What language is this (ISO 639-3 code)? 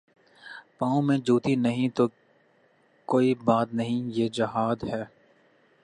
urd